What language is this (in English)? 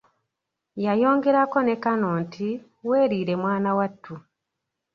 Ganda